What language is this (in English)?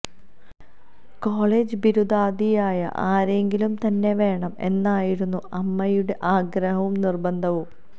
Malayalam